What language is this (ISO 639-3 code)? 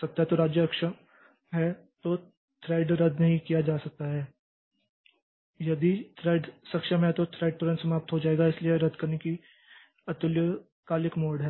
hin